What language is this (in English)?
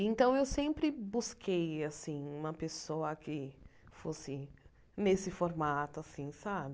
Portuguese